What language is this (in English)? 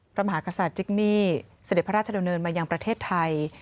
Thai